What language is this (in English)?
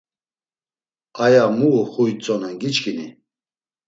Laz